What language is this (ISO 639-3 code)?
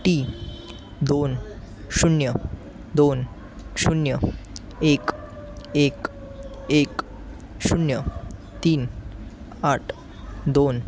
mar